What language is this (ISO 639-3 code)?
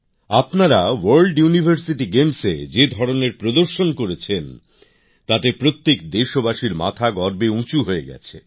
ben